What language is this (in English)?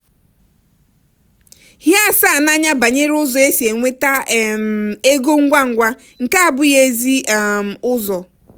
Igbo